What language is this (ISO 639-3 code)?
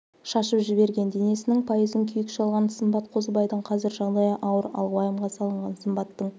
kaz